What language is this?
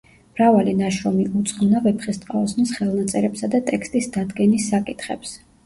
Georgian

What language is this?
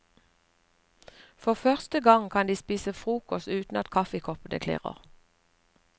Norwegian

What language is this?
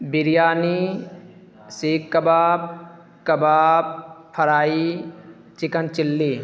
Urdu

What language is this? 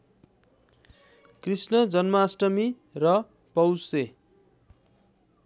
Nepali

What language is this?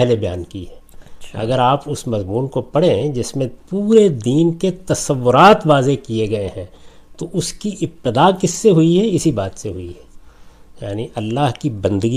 Urdu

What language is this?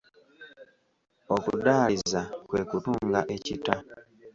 Ganda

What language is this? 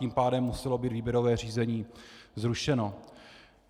Czech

